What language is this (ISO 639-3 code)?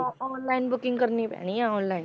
pan